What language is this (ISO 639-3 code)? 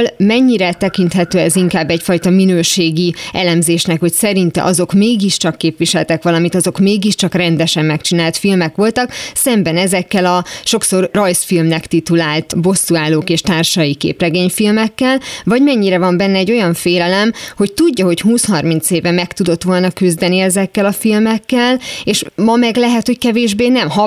hun